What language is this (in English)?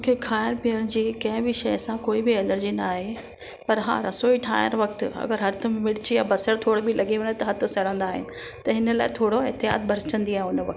Sindhi